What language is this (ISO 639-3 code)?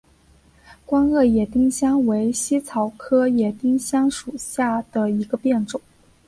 zho